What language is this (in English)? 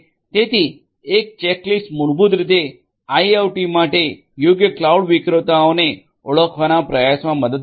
Gujarati